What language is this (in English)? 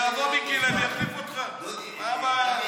Hebrew